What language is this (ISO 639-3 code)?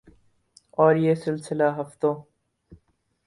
urd